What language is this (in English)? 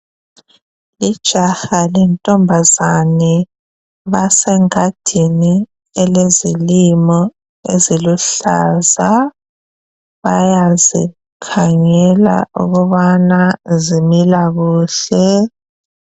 North Ndebele